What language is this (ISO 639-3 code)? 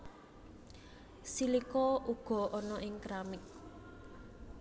jav